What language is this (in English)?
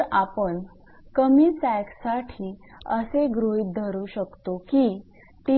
Marathi